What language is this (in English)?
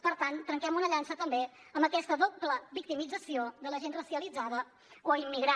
Catalan